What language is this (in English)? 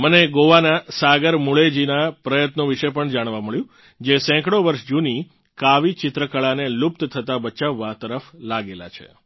Gujarati